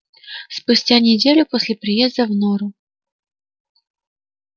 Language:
Russian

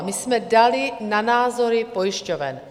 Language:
Czech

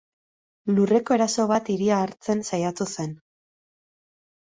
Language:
Basque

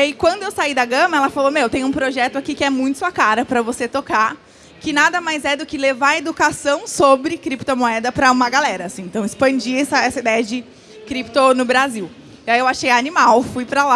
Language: Portuguese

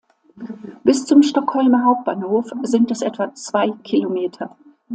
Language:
German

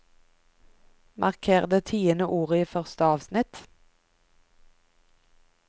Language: Norwegian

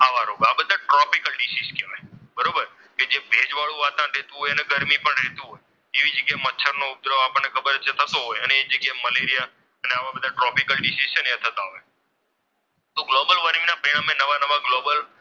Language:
Gujarati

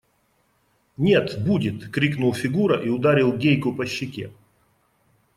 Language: Russian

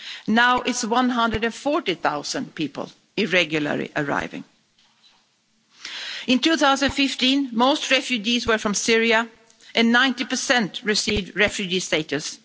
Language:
English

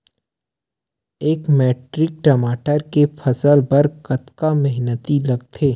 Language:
Chhattisgarhi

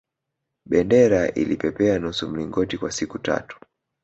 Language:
Swahili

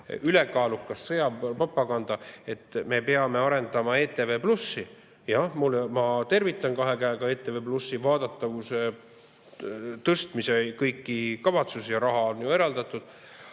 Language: Estonian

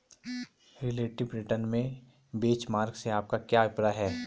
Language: Hindi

